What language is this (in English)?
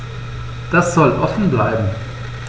German